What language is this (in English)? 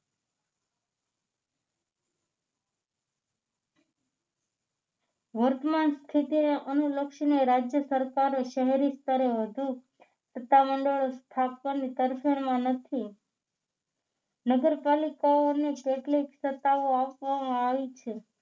Gujarati